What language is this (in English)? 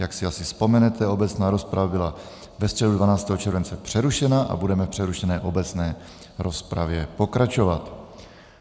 Czech